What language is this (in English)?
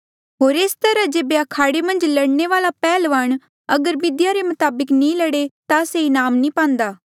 Mandeali